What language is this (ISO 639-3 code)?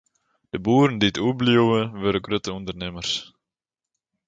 fry